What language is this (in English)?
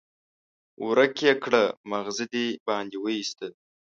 Pashto